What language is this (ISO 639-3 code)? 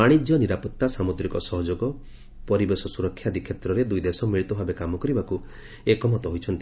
ori